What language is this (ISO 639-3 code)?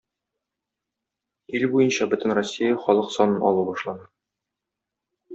tat